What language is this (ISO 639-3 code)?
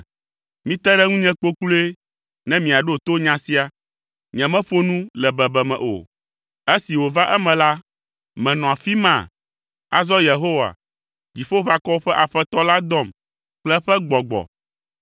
ewe